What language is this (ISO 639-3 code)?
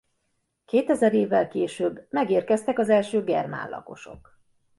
hun